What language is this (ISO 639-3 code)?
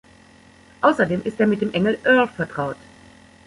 deu